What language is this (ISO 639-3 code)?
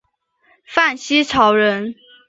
zho